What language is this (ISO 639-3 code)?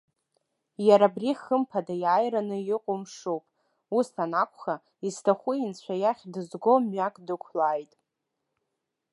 abk